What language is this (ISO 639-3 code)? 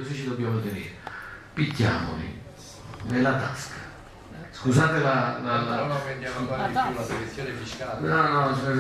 ita